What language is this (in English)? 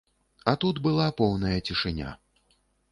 Belarusian